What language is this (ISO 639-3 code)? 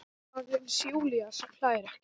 isl